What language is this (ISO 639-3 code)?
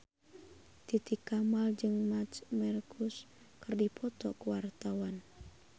sun